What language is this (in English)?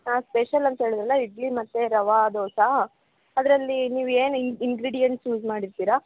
Kannada